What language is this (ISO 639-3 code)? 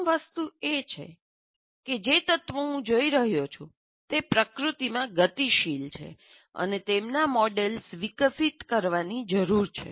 guj